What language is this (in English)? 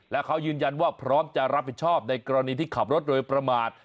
Thai